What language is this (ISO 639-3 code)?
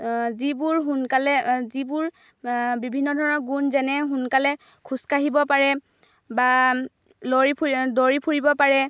asm